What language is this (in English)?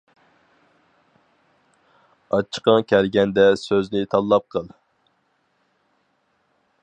Uyghur